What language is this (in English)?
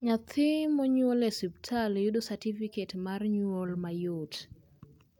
Luo (Kenya and Tanzania)